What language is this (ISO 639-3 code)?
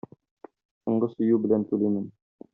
tat